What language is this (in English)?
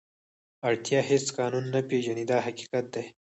Pashto